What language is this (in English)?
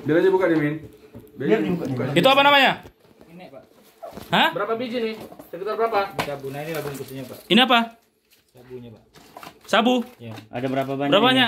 Indonesian